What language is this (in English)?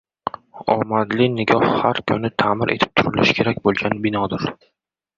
Uzbek